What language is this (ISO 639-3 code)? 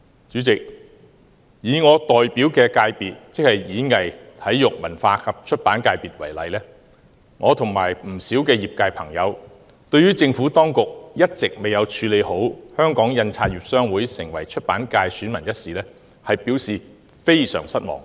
yue